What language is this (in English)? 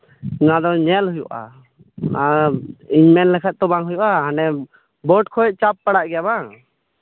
Santali